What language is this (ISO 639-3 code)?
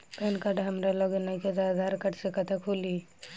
bho